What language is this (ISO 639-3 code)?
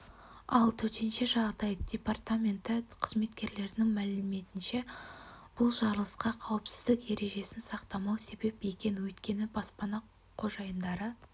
kaz